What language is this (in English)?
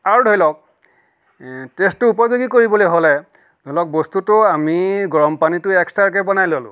Assamese